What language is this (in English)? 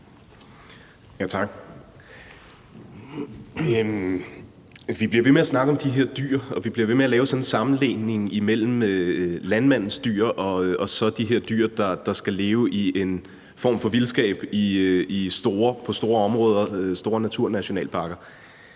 Danish